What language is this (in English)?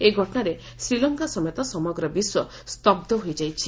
Odia